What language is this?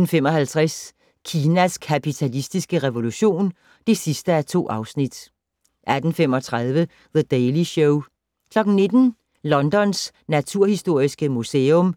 Danish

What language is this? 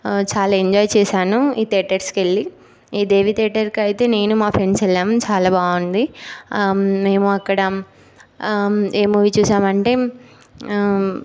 Telugu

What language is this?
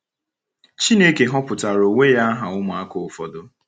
Igbo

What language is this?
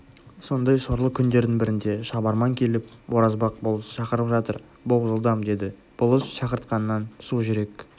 Kazakh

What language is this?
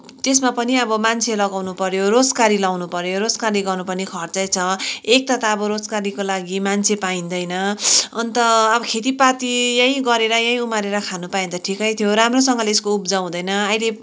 Nepali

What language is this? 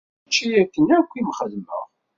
Kabyle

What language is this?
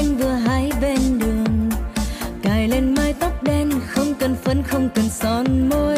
Vietnamese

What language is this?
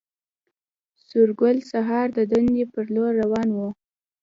Pashto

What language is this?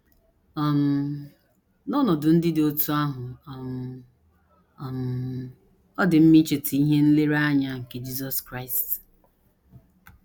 Igbo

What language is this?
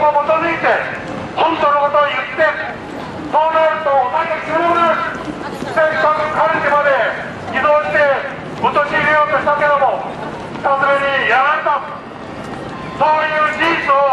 Japanese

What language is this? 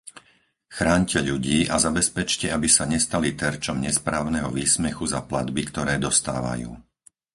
Slovak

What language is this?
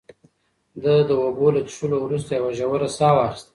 Pashto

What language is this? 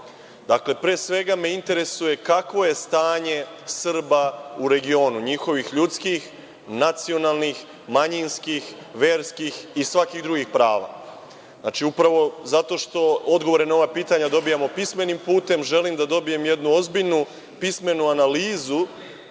Serbian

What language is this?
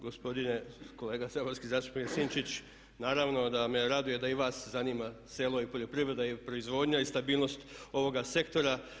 Croatian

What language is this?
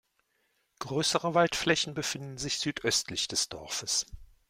German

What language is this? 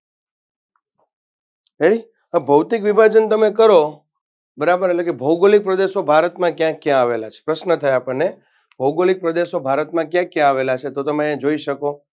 Gujarati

